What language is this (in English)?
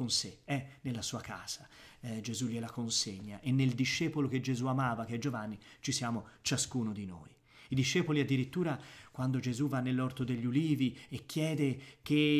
Italian